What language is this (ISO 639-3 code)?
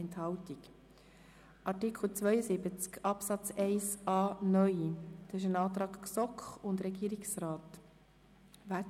gsw